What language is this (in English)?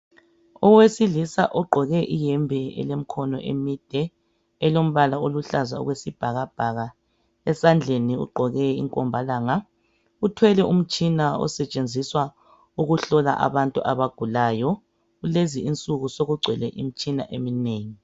North Ndebele